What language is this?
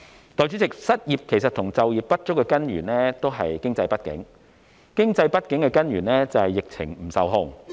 Cantonese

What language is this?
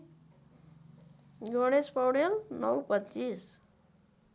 Nepali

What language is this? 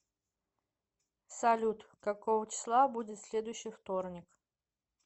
Russian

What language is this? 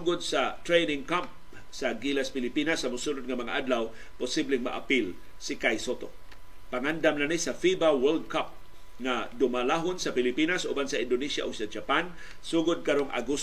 Filipino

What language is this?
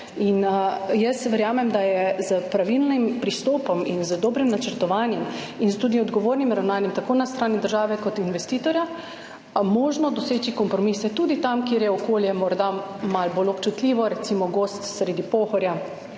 Slovenian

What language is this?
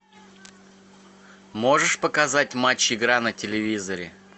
Russian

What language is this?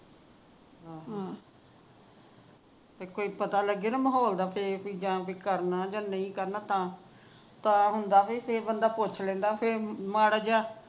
Punjabi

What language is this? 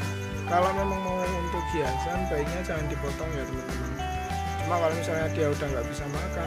Indonesian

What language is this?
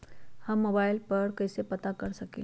Magahi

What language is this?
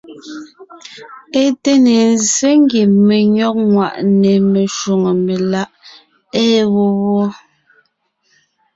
Ngiemboon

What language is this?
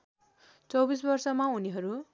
Nepali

